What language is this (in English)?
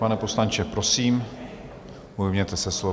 Czech